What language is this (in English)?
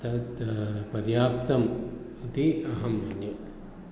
Sanskrit